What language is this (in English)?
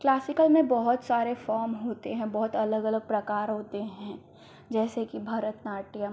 Hindi